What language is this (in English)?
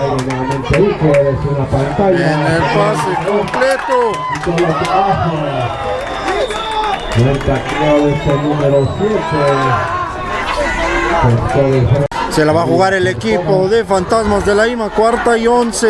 Spanish